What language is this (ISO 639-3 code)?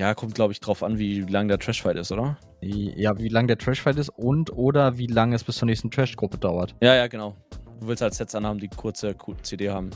deu